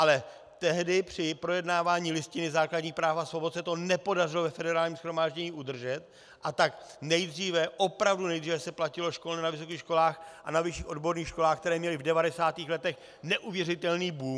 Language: Czech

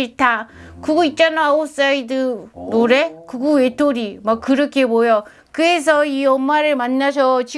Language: Korean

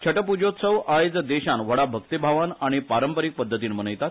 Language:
Konkani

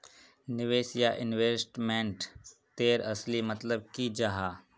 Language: Magahi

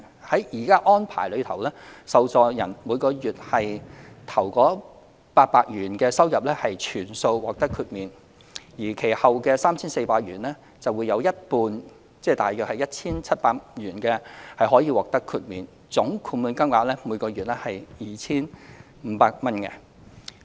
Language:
Cantonese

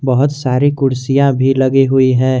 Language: Hindi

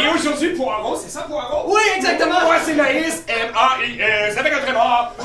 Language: French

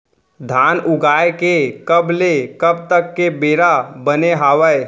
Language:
Chhattisgarhi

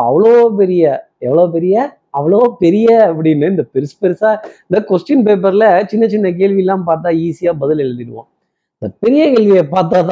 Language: Tamil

